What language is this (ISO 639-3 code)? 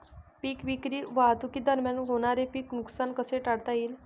mar